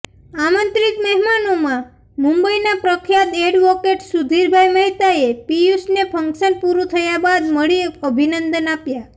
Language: Gujarati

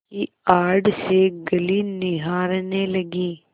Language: Hindi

